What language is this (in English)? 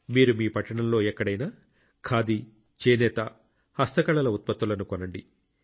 Telugu